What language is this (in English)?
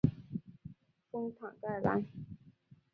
Chinese